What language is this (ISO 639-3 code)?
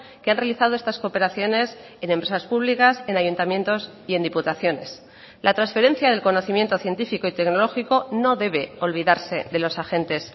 spa